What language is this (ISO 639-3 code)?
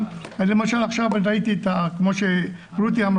heb